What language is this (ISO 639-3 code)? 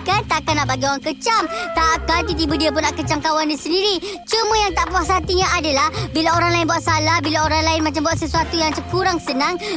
msa